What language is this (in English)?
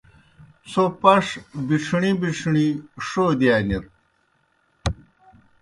Kohistani Shina